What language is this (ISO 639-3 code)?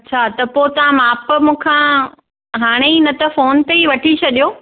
snd